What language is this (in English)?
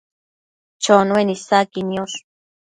Matsés